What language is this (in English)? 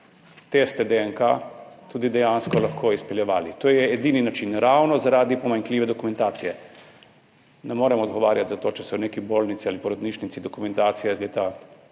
Slovenian